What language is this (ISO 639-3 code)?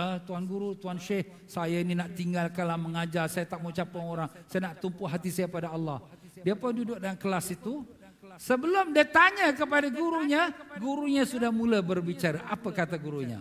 msa